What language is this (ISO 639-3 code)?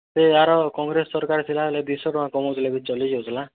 ori